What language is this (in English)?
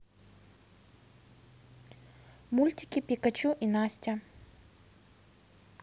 Russian